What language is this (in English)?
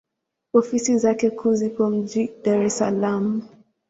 Swahili